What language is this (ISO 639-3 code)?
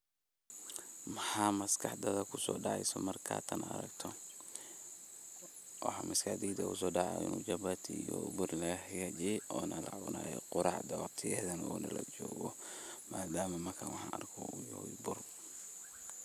som